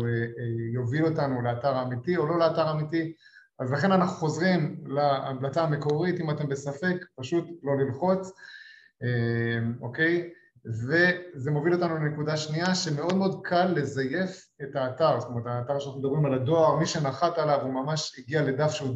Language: Hebrew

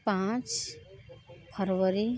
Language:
Hindi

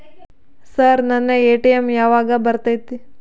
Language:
Kannada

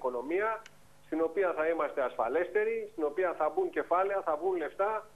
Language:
Greek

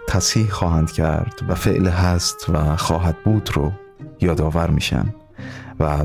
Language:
Persian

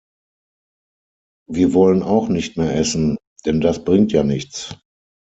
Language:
German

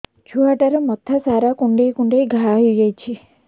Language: Odia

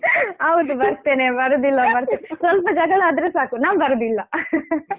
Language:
Kannada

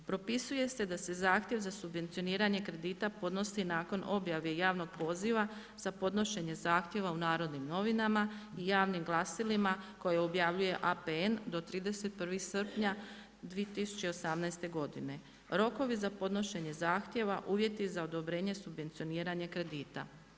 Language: Croatian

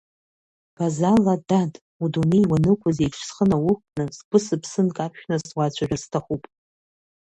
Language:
Abkhazian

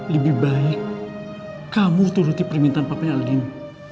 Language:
Indonesian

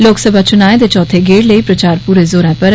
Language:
Dogri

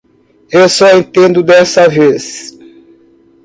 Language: Portuguese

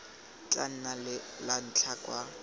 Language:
Tswana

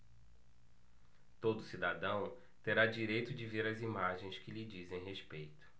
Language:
Portuguese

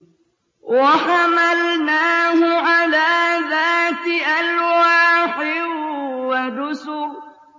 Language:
Arabic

